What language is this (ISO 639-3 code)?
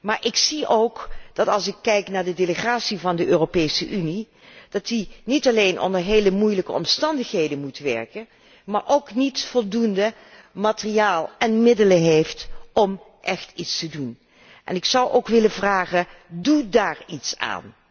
nld